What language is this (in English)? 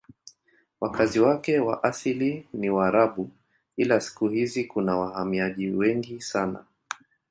Swahili